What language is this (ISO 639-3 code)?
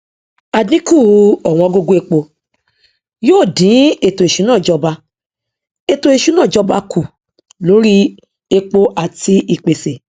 yor